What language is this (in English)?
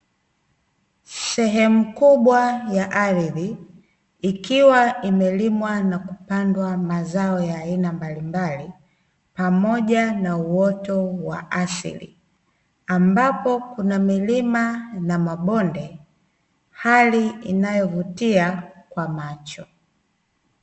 Swahili